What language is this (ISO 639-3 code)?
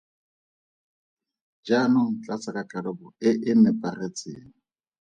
tsn